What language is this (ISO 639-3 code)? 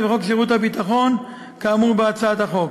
heb